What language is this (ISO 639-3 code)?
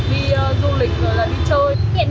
vie